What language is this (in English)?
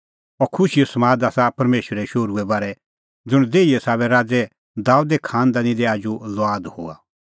Kullu Pahari